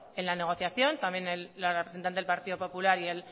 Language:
Spanish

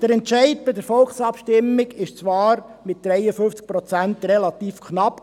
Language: Swiss German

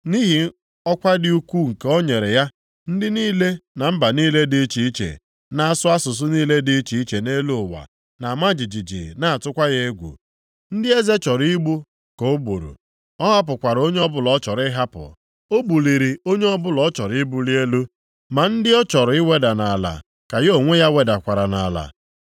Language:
Igbo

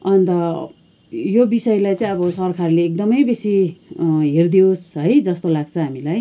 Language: Nepali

